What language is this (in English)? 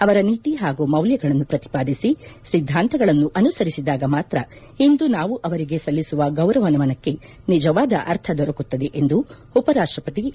Kannada